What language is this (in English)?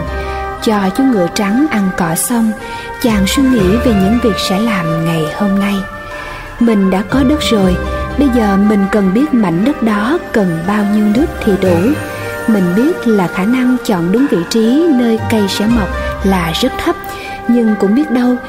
Vietnamese